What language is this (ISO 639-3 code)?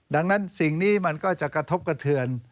tha